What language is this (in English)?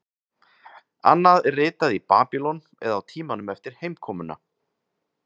Icelandic